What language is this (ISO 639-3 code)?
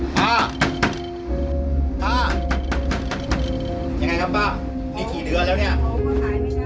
tha